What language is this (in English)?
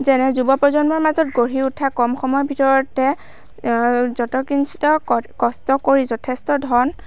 Assamese